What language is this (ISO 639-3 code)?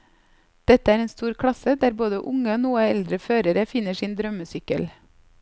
nor